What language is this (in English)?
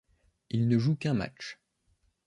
French